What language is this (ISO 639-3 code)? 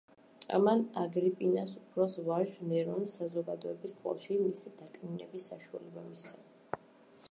kat